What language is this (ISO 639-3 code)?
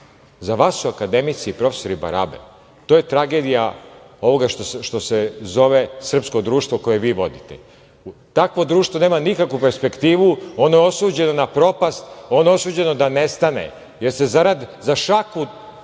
srp